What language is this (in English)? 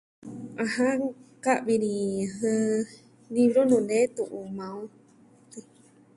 Southwestern Tlaxiaco Mixtec